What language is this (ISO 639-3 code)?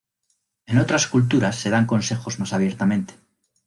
spa